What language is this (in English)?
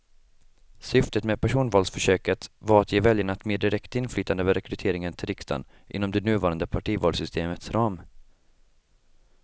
Swedish